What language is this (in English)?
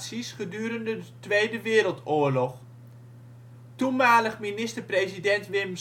Dutch